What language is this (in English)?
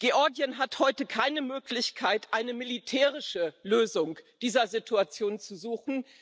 German